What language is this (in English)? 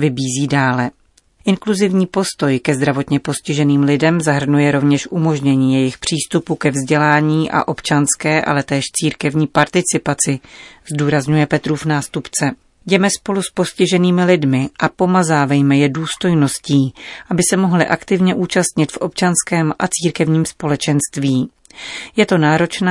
Czech